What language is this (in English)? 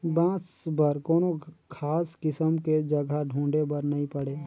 Chhattisgarhi